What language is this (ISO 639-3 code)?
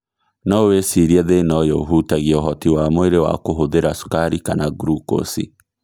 kik